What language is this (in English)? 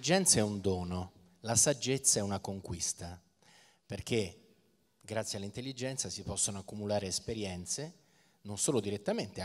Italian